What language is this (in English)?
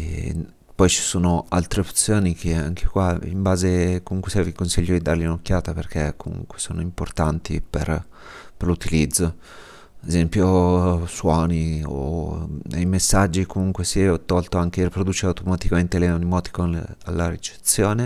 Italian